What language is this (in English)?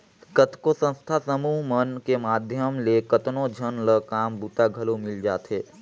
Chhattisgarhi